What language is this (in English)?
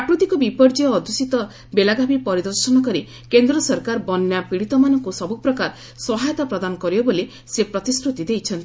Odia